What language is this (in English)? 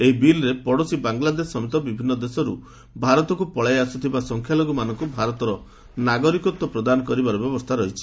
Odia